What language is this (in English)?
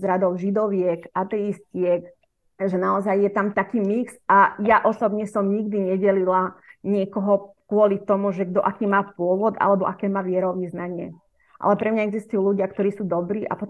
Slovak